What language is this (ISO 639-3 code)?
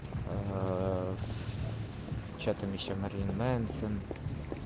rus